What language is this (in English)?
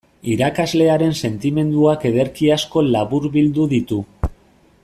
Basque